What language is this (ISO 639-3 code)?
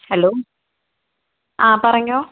mal